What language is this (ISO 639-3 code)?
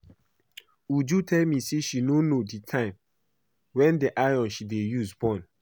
pcm